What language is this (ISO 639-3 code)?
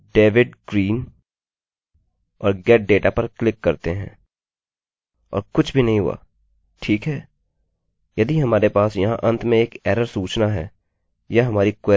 hin